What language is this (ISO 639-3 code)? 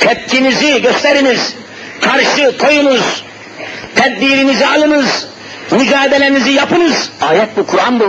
tur